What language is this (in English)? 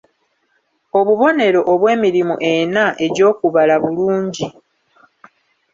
Ganda